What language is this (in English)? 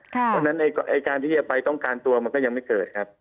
Thai